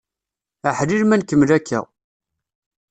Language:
Kabyle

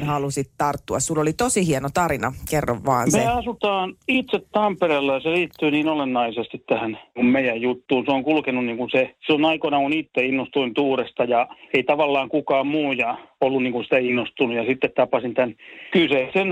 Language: Finnish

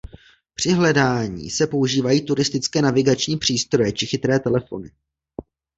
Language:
Czech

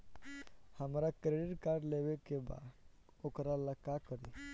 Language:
Bhojpuri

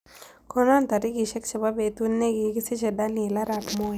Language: Kalenjin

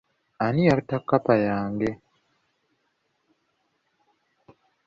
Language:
Ganda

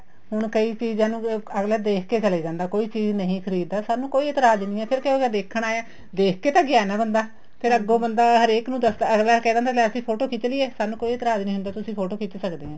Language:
Punjabi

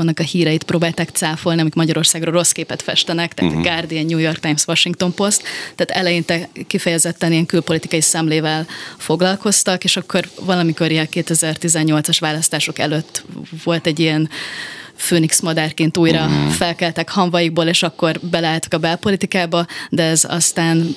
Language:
Hungarian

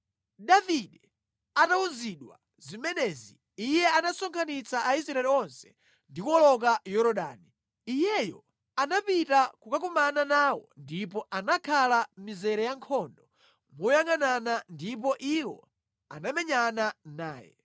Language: Nyanja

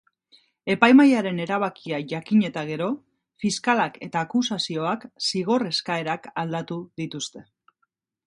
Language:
Basque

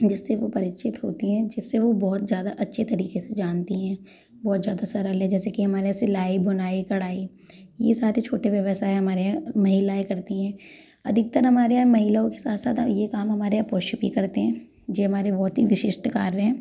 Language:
Hindi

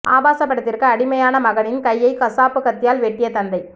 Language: Tamil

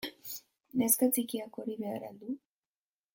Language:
Basque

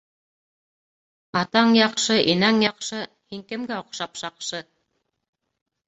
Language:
Bashkir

